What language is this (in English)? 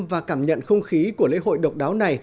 Vietnamese